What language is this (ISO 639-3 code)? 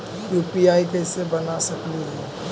mag